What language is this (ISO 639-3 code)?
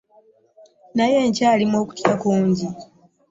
lug